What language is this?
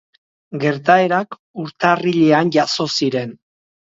Basque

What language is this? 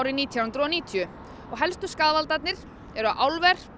Icelandic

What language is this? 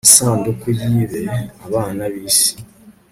Kinyarwanda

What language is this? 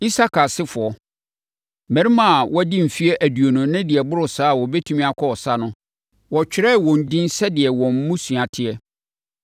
Akan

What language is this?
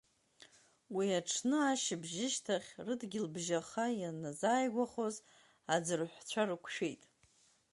Abkhazian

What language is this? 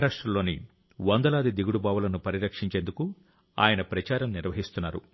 Telugu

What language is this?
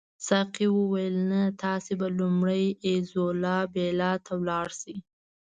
Pashto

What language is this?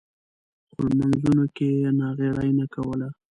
Pashto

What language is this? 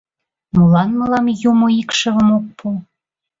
Mari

